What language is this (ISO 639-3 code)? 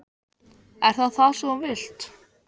isl